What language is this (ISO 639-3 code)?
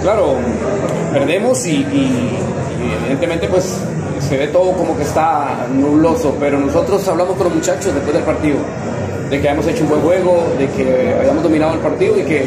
spa